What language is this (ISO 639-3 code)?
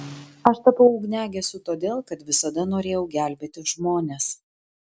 lit